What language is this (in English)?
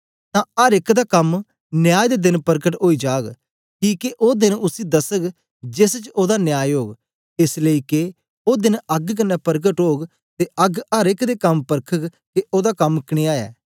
Dogri